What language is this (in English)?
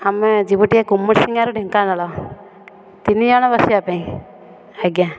Odia